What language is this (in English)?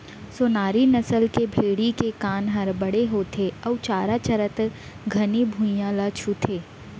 Chhattisgarhi